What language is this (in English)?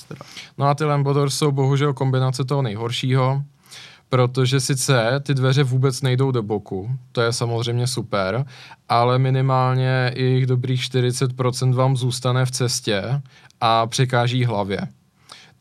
Czech